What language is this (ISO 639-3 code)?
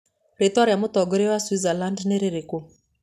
kik